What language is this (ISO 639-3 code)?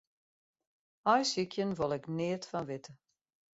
fry